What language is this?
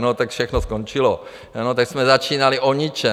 Czech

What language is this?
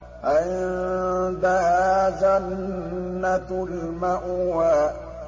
Arabic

